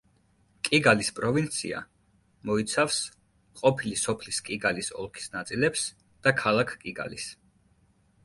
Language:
Georgian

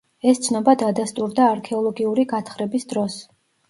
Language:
Georgian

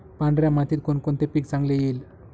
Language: Marathi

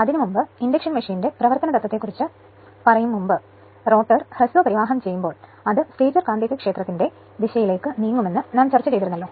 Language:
Malayalam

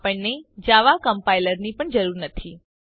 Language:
Gujarati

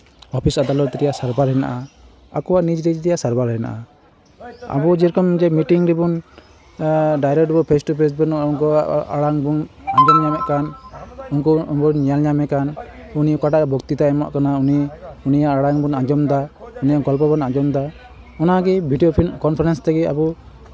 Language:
Santali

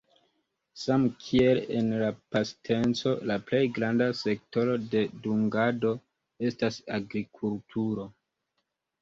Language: Esperanto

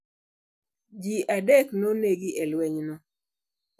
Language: Luo (Kenya and Tanzania)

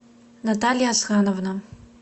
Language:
Russian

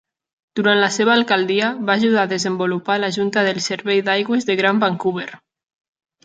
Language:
Catalan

